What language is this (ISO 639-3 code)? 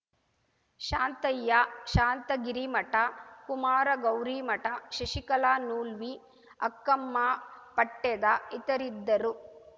kan